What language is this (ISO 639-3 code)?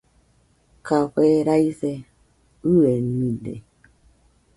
hux